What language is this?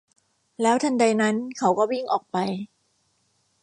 Thai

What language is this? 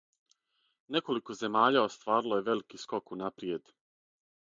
Serbian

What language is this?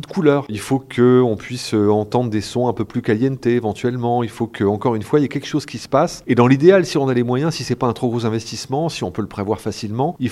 French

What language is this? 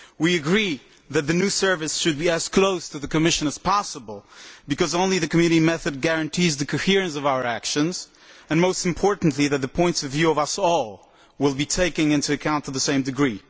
English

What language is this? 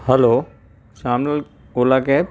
Sindhi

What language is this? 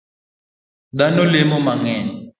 Luo (Kenya and Tanzania)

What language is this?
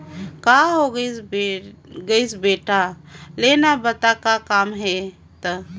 Chhattisgarhi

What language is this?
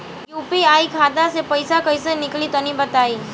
Bhojpuri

